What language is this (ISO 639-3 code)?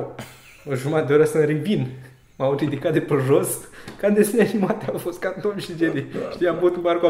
ron